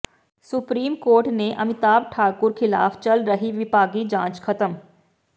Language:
Punjabi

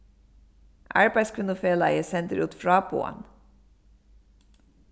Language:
Faroese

